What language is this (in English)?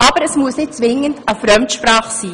Swiss German